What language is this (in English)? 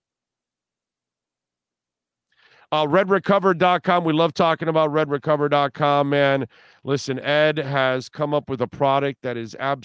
English